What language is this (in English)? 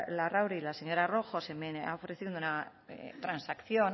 Spanish